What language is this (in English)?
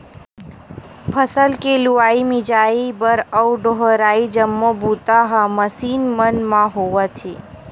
Chhattisgarhi